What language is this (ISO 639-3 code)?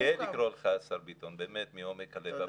heb